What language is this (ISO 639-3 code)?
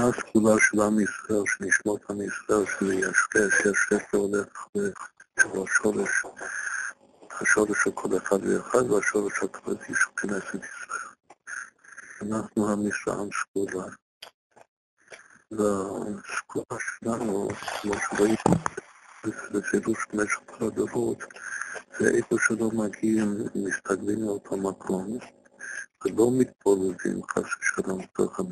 heb